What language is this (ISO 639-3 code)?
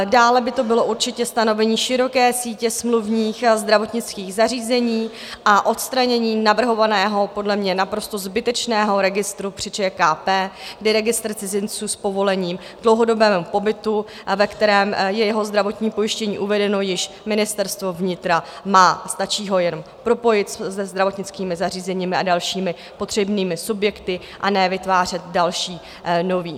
ces